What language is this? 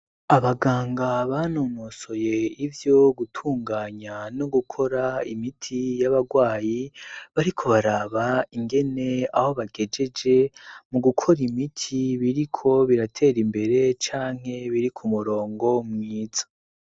Rundi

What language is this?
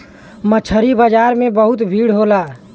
Bhojpuri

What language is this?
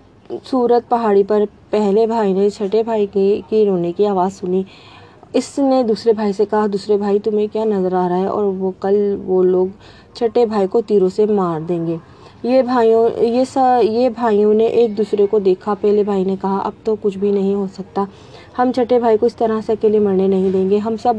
Urdu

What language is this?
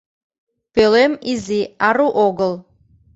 Mari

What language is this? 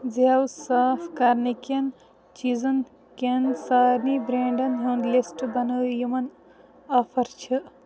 Kashmiri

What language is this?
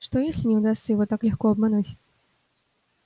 Russian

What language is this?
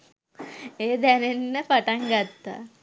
Sinhala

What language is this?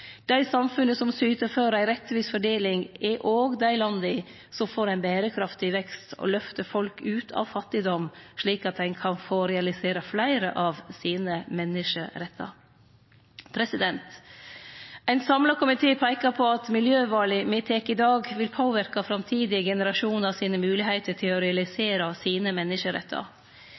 Norwegian Nynorsk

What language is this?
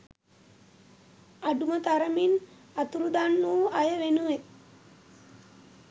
Sinhala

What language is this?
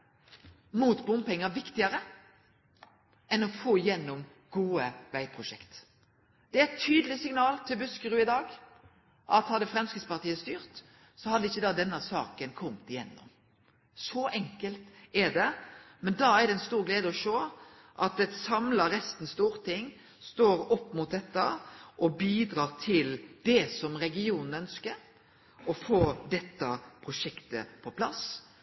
Norwegian Nynorsk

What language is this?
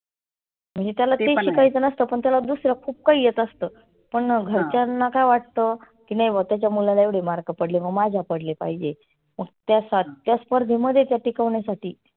Marathi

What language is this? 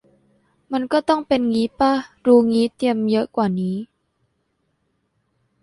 Thai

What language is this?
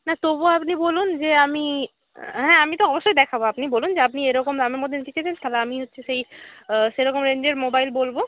Bangla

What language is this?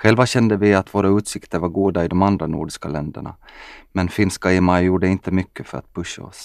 Swedish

